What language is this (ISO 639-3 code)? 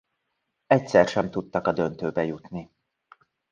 hun